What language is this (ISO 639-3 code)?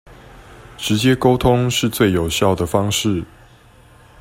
zho